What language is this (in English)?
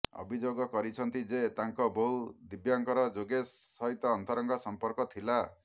Odia